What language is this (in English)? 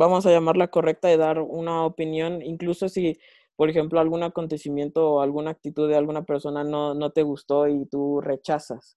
Spanish